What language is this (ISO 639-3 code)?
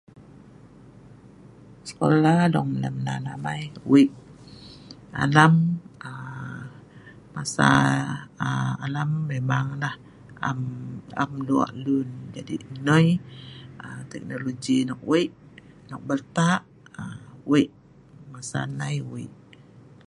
snv